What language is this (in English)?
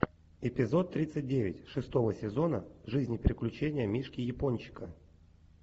Russian